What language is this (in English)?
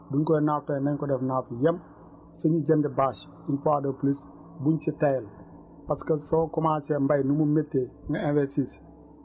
Wolof